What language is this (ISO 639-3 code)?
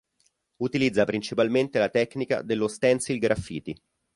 ita